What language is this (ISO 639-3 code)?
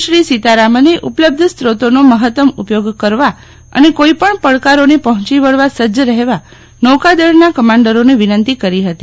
guj